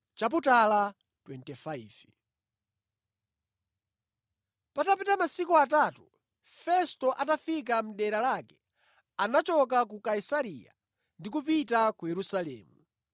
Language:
Nyanja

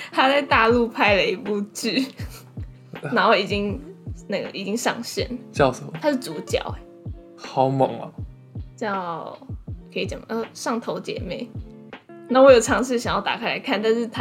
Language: Chinese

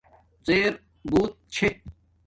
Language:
Domaaki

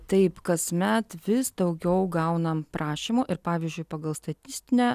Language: Lithuanian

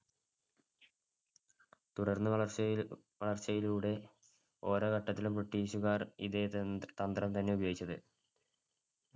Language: Malayalam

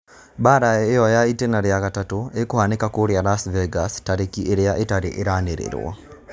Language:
Kikuyu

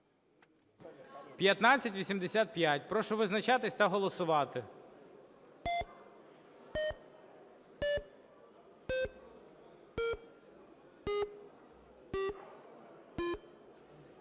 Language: Ukrainian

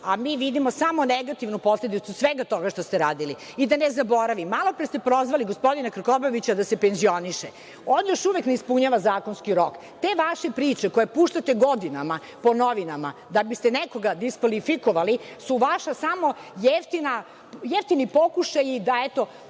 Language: Serbian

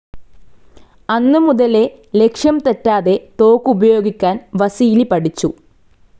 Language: Malayalam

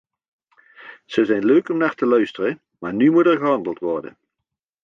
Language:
Dutch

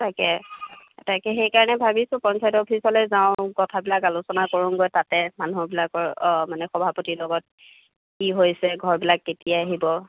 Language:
Assamese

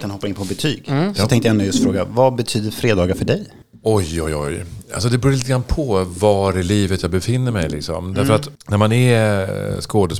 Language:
Swedish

